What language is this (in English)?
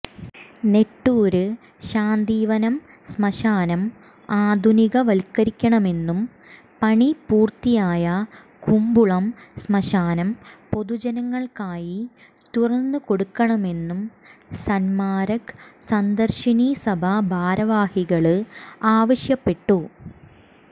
Malayalam